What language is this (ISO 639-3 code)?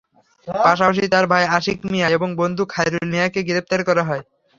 ben